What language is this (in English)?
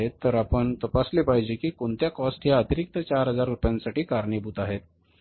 Marathi